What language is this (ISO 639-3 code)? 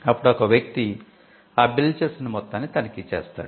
tel